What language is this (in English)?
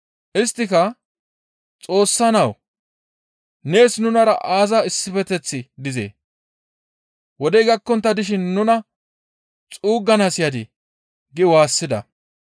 Gamo